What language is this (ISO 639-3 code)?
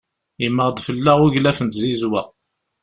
kab